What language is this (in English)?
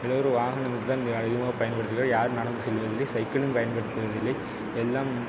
Tamil